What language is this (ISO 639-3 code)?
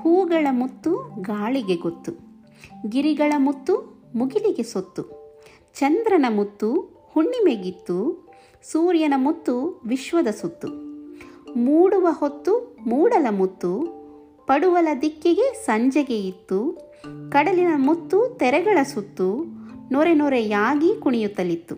kan